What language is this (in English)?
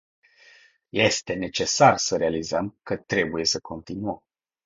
Romanian